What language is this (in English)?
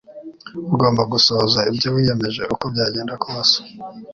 Kinyarwanda